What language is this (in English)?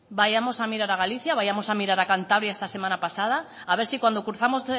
Spanish